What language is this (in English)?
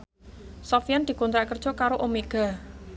Javanese